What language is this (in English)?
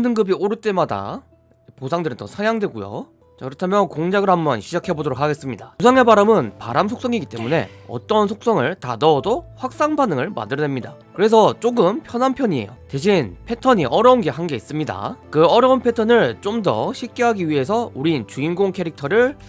Korean